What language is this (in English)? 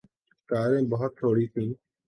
Urdu